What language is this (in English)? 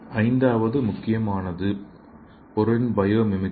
Tamil